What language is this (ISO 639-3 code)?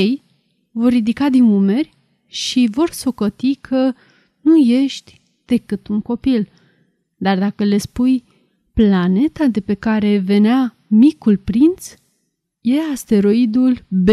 ron